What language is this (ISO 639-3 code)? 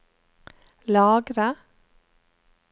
nor